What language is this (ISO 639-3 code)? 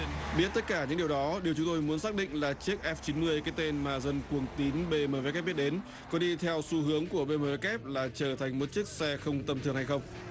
vie